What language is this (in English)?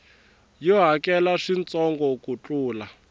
Tsonga